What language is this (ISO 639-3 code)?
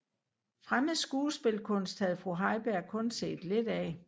dan